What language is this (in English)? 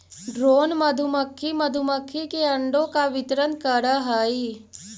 Magahi